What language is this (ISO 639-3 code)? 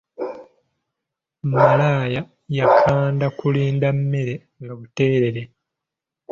lug